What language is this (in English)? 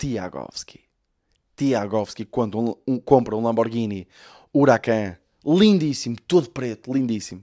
Portuguese